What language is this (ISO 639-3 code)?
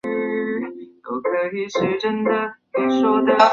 zho